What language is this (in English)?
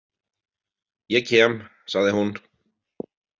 Icelandic